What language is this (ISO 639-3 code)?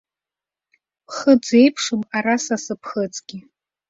abk